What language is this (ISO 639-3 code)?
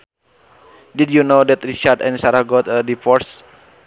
sun